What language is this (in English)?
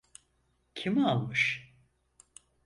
Turkish